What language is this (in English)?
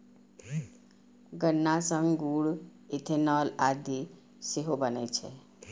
Maithili